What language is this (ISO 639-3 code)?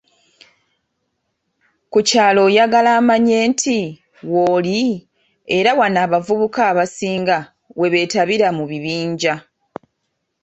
lug